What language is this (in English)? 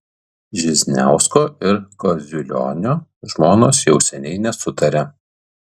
Lithuanian